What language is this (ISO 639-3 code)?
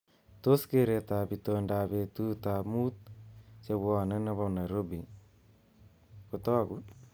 kln